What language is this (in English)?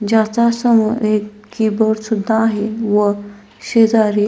Marathi